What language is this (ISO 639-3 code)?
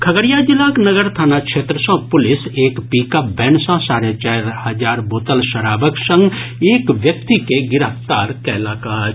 mai